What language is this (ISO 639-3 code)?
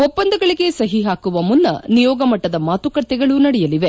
kan